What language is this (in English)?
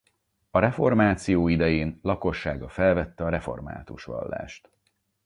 Hungarian